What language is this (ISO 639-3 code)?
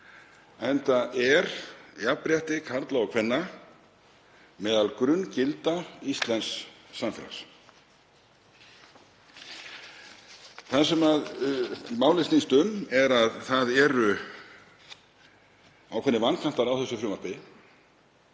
isl